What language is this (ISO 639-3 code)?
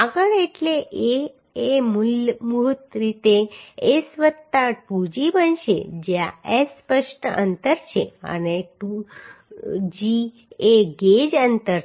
guj